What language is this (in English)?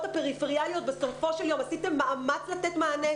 Hebrew